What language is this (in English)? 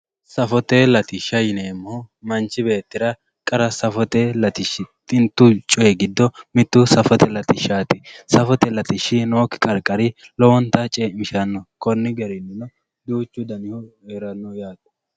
Sidamo